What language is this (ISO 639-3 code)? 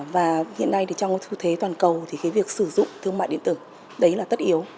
vie